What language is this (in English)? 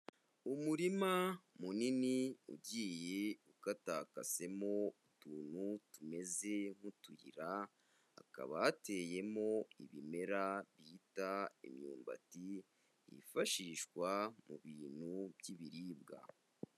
Kinyarwanda